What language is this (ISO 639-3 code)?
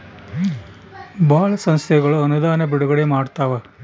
kan